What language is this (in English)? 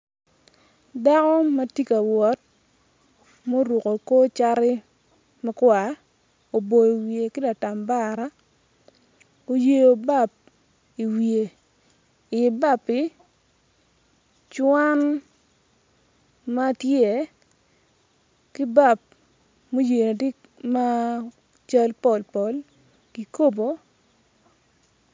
Acoli